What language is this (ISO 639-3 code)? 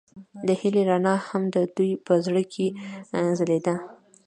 pus